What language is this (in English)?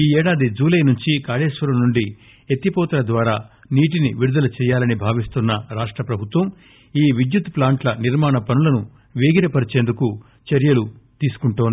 Telugu